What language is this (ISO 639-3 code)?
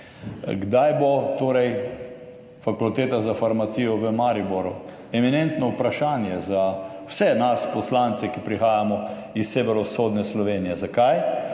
slv